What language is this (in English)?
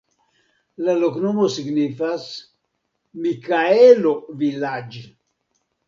Esperanto